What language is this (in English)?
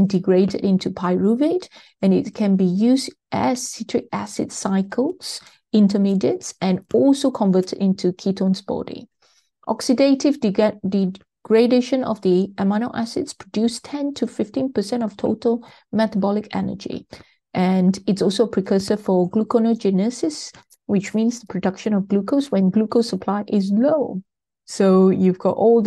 English